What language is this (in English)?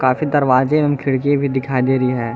Hindi